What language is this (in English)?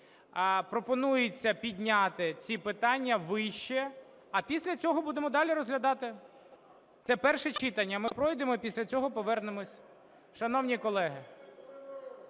Ukrainian